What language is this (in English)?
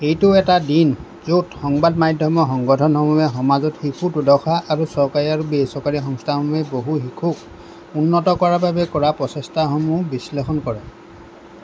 Assamese